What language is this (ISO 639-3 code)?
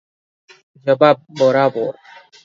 ori